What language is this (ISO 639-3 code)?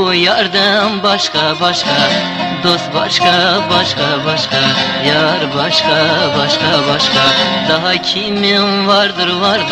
tur